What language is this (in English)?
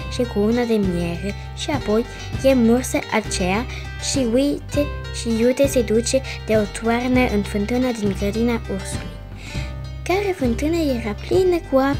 Romanian